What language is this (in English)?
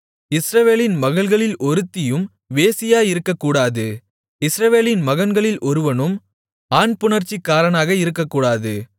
Tamil